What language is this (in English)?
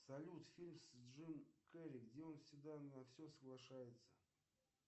Russian